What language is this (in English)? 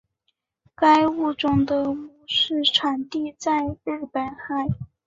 Chinese